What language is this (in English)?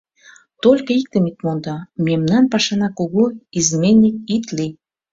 Mari